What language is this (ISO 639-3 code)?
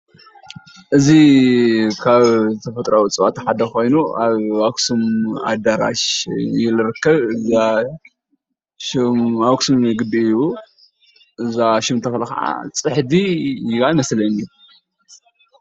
tir